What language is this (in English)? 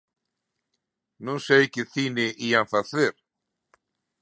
Galician